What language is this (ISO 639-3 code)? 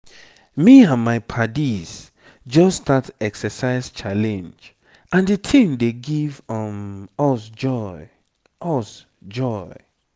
pcm